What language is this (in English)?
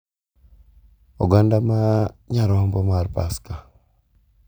Luo (Kenya and Tanzania)